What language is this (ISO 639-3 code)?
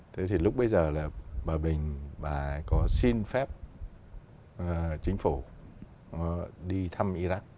vie